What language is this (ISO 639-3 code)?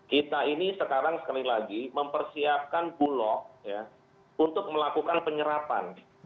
ind